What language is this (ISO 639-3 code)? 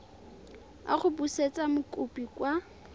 tsn